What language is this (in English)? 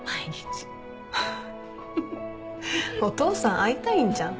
Japanese